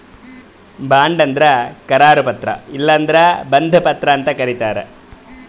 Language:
Kannada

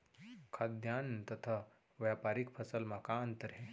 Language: Chhattisgarhi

